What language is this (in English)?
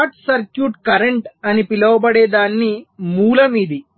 Telugu